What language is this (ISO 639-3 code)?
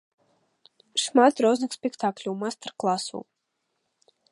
bel